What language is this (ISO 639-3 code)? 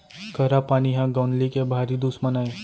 hne